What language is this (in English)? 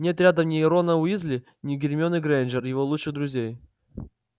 Russian